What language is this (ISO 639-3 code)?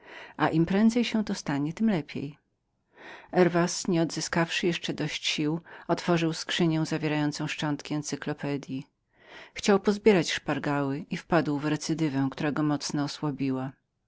pol